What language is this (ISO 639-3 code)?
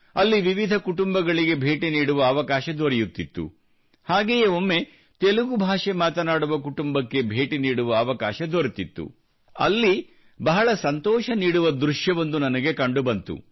kan